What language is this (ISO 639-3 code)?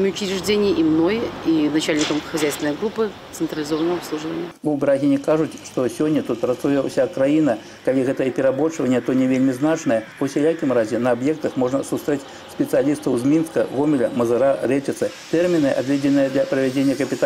rus